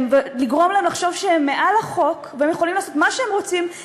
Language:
Hebrew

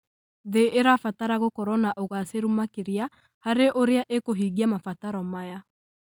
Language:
Kikuyu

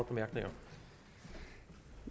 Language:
Danish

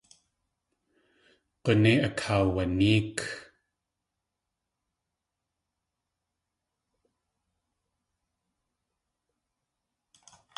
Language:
Tlingit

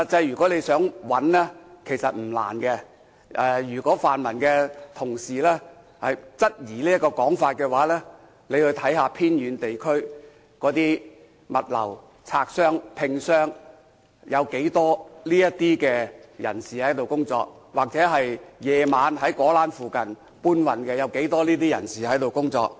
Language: Cantonese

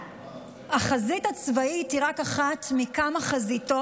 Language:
Hebrew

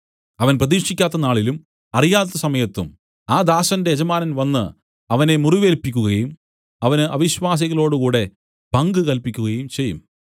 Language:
Malayalam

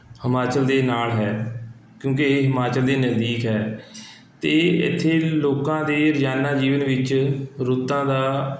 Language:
Punjabi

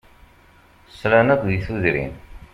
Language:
Kabyle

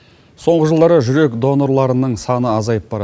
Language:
Kazakh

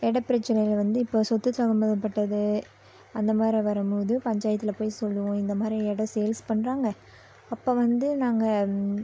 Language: Tamil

